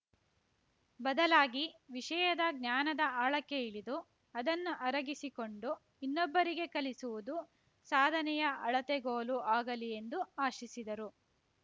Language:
Kannada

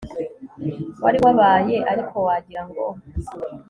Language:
Kinyarwanda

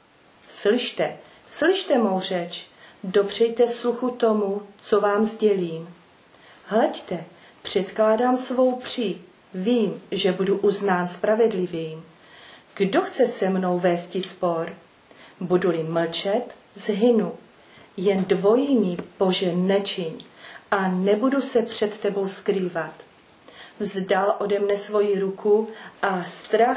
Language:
Czech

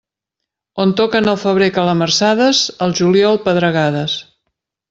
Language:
Catalan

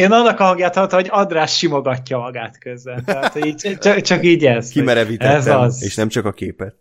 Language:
Hungarian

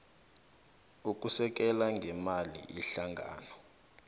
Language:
South Ndebele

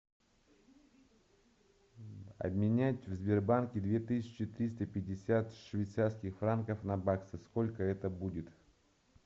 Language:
Russian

